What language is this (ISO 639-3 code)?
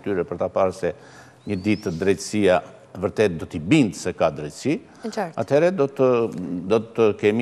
ron